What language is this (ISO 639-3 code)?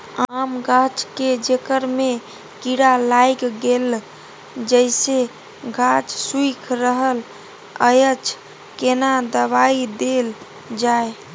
mai